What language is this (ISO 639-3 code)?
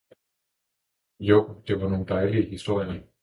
dan